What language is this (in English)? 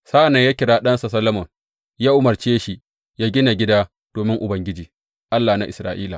Hausa